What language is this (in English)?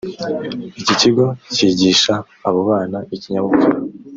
Kinyarwanda